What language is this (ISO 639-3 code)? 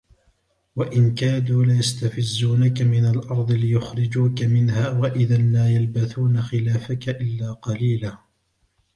ara